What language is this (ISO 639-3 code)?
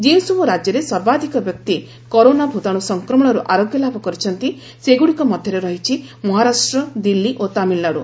ori